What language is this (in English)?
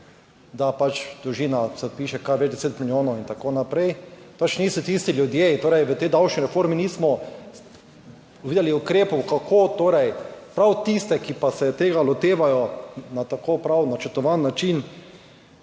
Slovenian